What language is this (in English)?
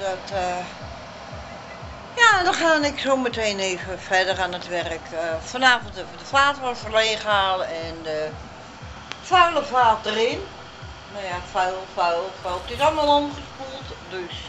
Dutch